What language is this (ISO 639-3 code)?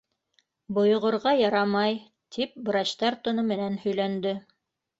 bak